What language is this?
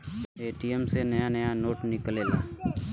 Bhojpuri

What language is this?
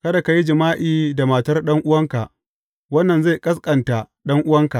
Hausa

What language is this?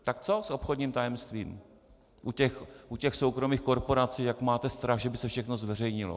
Czech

